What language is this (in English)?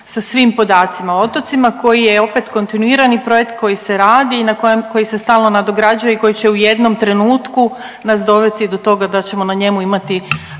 Croatian